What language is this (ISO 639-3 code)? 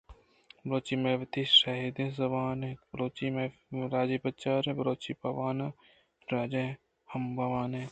bgp